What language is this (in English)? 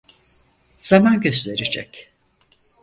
Turkish